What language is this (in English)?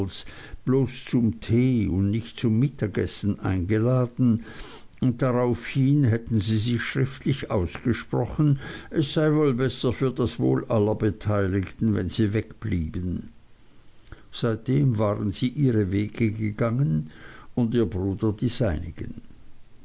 German